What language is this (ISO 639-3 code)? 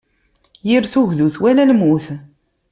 kab